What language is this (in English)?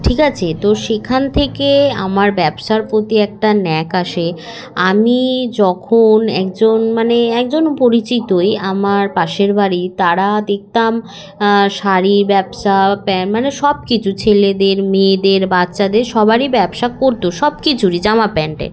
Bangla